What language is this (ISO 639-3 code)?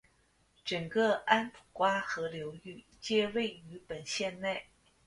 zho